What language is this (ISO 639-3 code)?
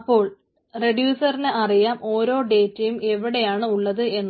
mal